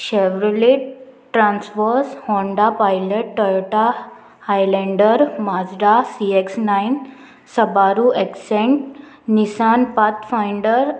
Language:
Konkani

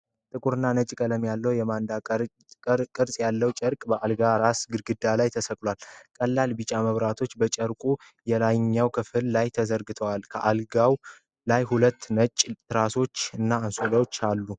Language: Amharic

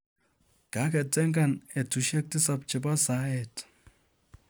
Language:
Kalenjin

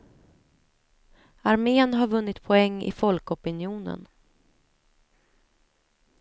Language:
Swedish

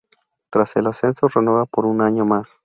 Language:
Spanish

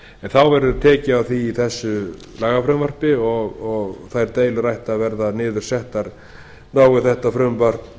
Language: Icelandic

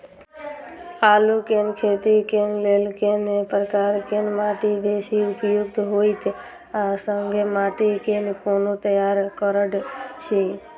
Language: Maithili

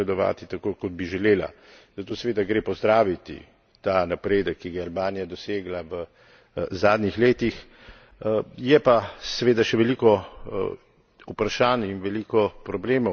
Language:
Slovenian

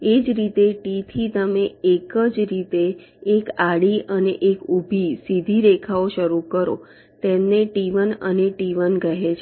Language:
Gujarati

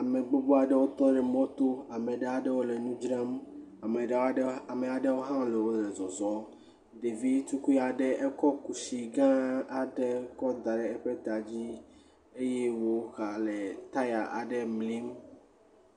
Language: Ewe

